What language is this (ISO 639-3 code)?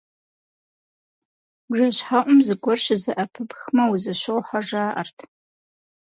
kbd